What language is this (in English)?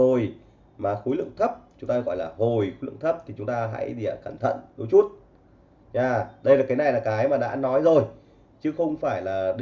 Vietnamese